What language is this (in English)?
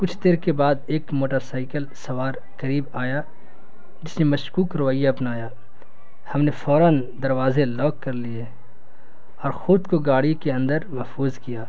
Urdu